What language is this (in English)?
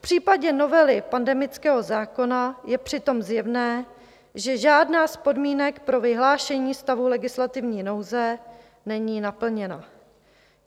Czech